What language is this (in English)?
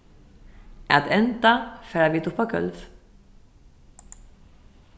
Faroese